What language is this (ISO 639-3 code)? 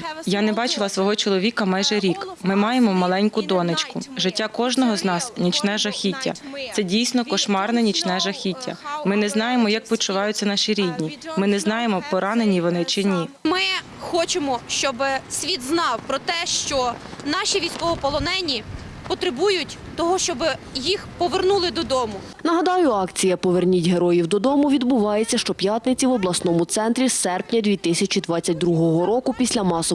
ukr